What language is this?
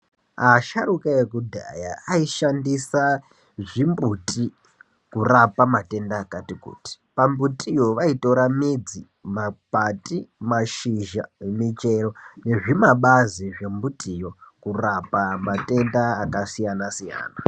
Ndau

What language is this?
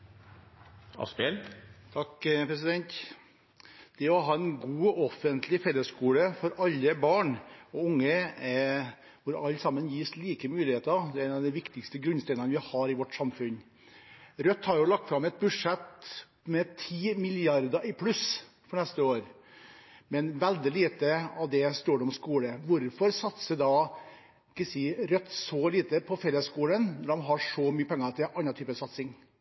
Norwegian Bokmål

